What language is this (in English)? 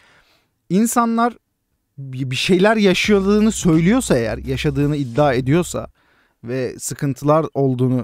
Turkish